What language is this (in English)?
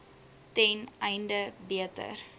Afrikaans